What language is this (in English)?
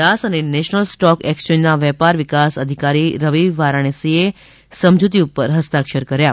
Gujarati